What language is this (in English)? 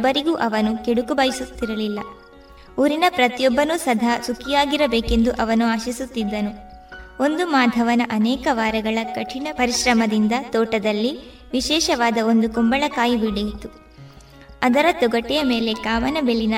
Kannada